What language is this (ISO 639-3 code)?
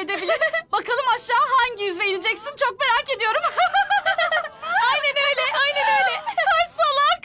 tur